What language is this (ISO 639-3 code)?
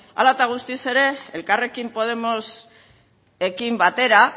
eus